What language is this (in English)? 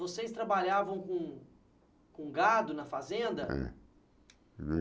Portuguese